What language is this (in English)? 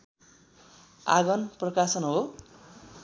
Nepali